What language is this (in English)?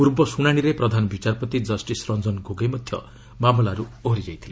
Odia